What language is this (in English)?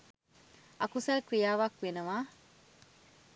Sinhala